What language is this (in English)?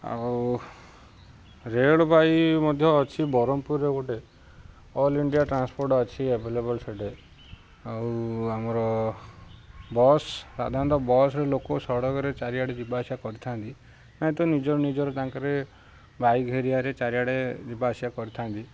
Odia